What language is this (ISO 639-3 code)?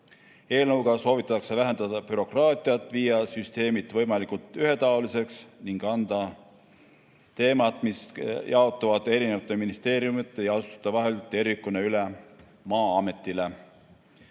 est